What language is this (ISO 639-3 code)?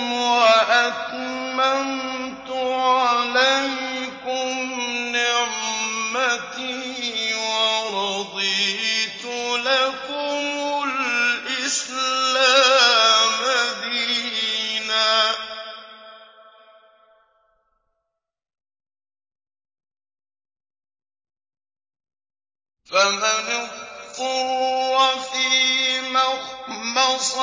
ara